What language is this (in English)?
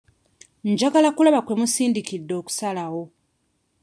Ganda